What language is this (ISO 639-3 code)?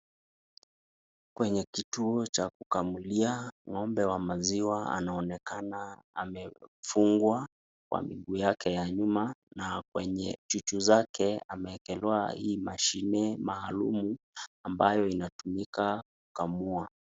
swa